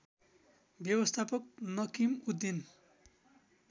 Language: Nepali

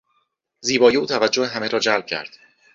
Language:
Persian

